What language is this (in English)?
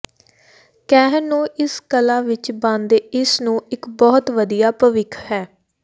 Punjabi